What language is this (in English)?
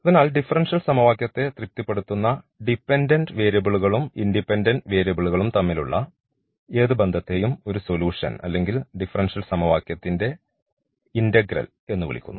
Malayalam